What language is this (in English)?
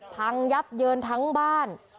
Thai